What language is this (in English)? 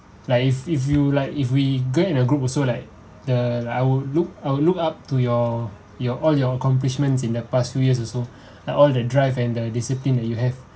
English